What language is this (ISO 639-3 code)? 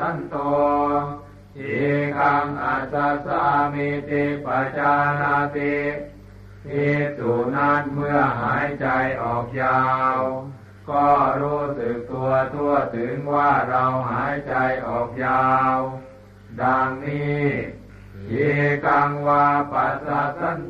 tha